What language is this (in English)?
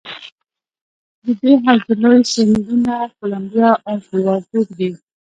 Pashto